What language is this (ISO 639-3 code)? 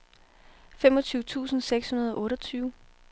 dan